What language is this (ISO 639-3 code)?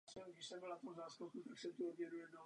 ces